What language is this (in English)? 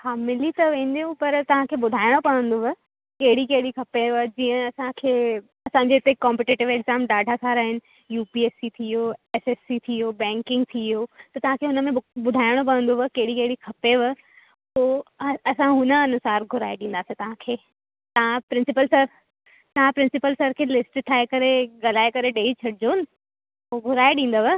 Sindhi